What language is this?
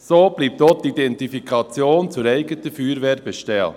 Swiss German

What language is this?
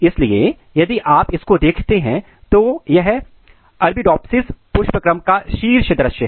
Hindi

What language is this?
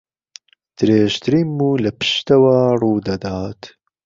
Central Kurdish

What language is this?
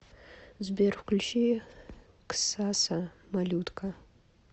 Russian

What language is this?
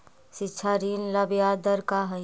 Magahi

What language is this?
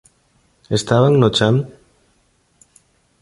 Galician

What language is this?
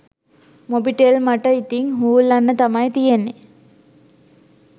Sinhala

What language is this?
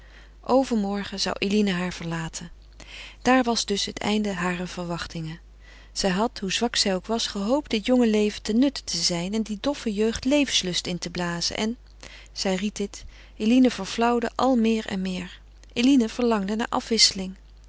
Dutch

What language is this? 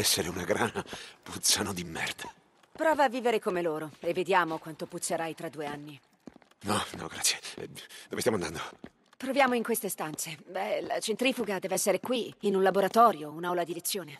Italian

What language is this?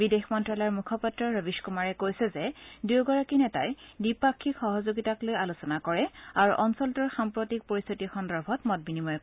Assamese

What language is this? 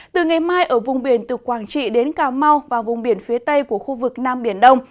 Vietnamese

